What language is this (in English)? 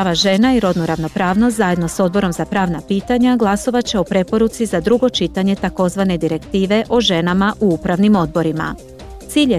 Croatian